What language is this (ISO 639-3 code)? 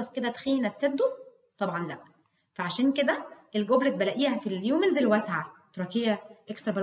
ara